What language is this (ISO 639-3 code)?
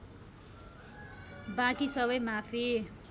nep